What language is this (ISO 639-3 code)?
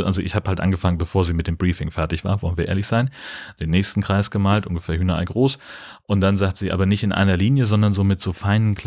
deu